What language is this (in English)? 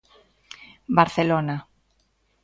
Galician